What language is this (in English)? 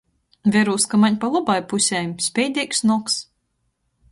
Latgalian